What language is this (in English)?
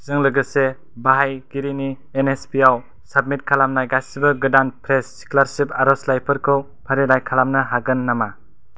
Bodo